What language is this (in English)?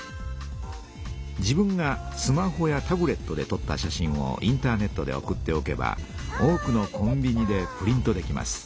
Japanese